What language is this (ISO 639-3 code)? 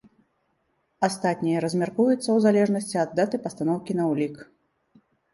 bel